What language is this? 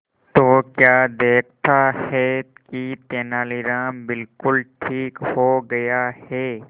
Hindi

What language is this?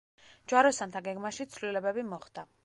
Georgian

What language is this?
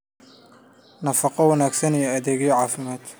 Somali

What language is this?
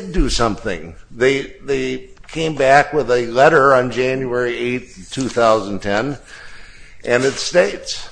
English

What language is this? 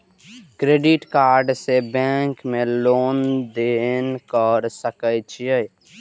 Maithili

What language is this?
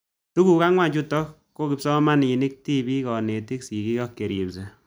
Kalenjin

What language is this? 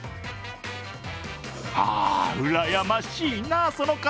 Japanese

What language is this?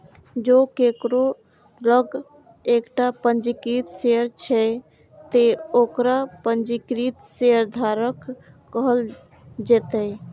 Maithili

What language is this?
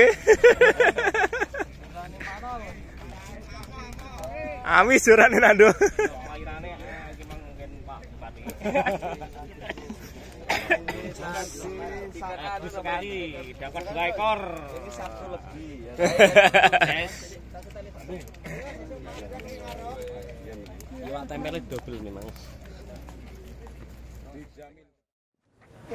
Indonesian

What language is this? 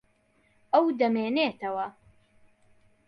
Central Kurdish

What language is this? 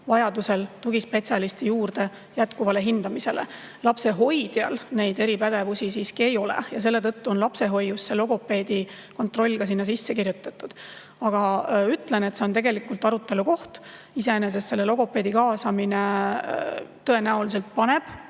Estonian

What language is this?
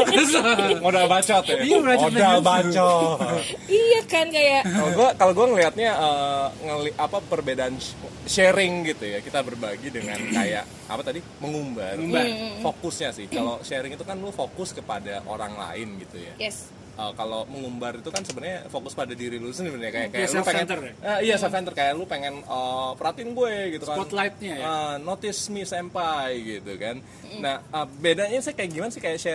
Indonesian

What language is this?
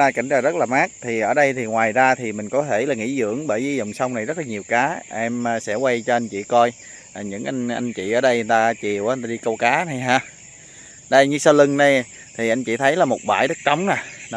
Vietnamese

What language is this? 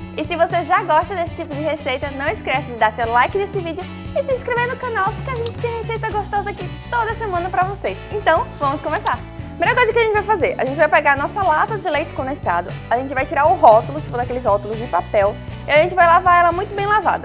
Portuguese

